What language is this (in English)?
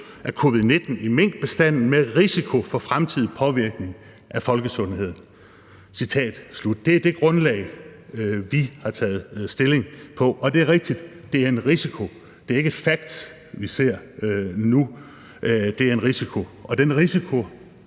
Danish